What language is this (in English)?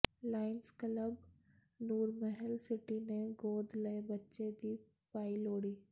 Punjabi